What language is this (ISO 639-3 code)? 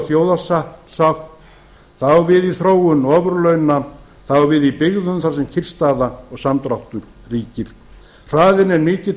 isl